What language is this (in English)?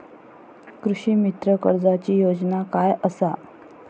Marathi